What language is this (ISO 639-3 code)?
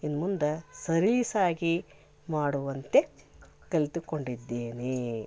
kan